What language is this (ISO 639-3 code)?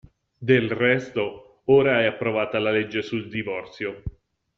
ita